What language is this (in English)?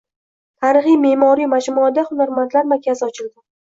Uzbek